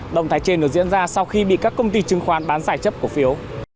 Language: Vietnamese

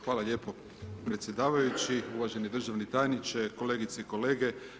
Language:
Croatian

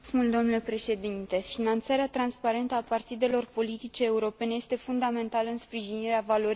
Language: Romanian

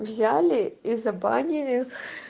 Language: Russian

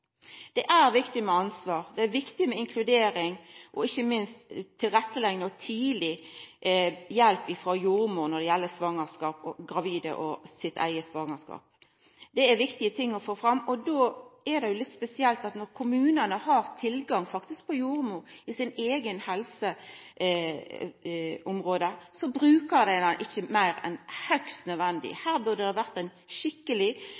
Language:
Norwegian Nynorsk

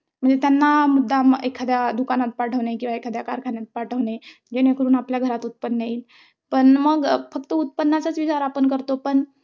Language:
Marathi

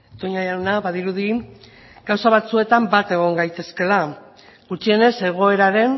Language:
Basque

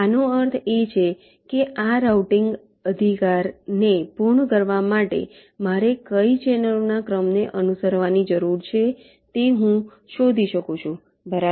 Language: Gujarati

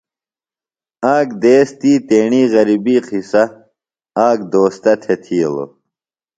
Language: Phalura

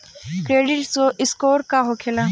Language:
Bhojpuri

